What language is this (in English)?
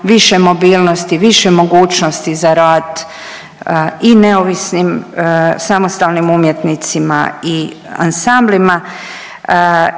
Croatian